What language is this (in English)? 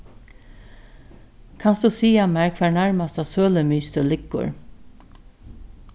Faroese